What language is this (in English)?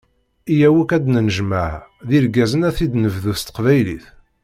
Kabyle